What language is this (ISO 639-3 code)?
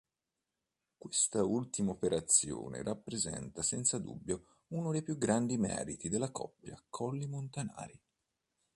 ita